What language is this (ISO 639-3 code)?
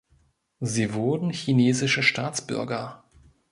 deu